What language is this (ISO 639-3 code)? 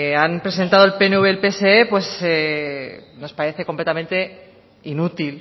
spa